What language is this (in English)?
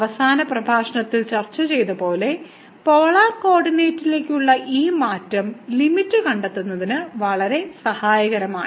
Malayalam